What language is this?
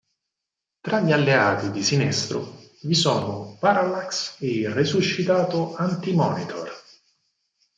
Italian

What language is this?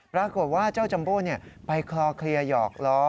Thai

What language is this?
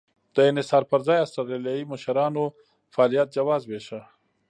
Pashto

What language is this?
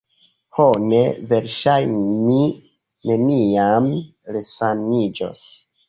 Esperanto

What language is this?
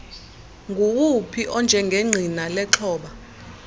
Xhosa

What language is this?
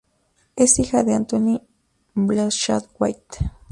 Spanish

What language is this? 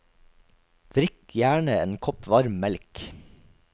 Norwegian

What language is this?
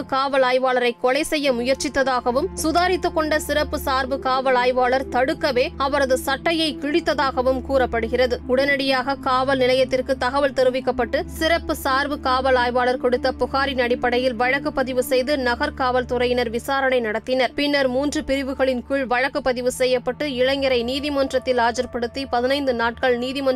Tamil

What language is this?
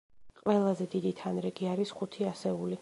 Georgian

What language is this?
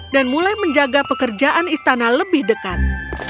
Indonesian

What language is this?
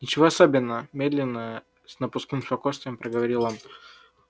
Russian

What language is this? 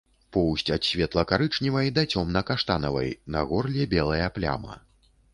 Belarusian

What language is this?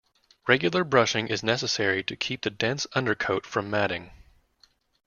English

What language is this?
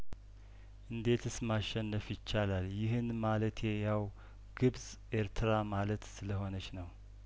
Amharic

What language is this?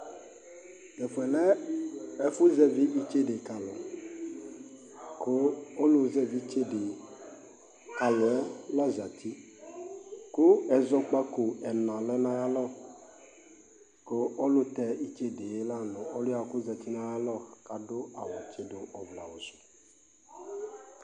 Ikposo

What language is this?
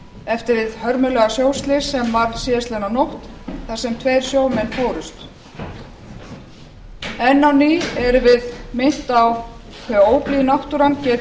Icelandic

